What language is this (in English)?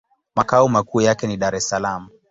Swahili